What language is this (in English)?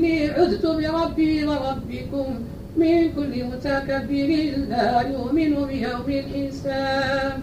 Arabic